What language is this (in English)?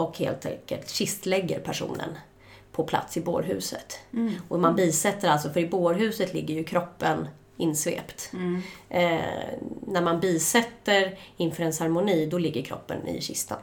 Swedish